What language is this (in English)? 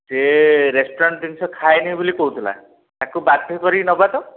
Odia